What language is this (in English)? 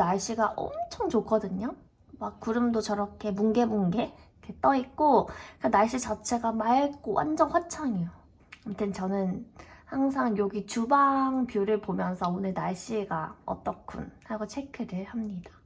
Korean